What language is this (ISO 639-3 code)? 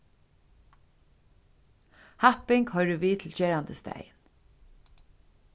fao